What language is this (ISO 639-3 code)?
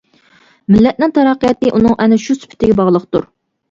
uig